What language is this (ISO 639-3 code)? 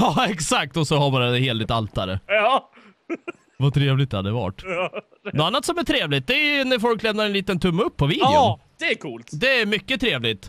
swe